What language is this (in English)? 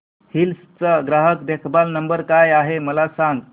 Marathi